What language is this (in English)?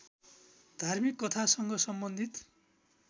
Nepali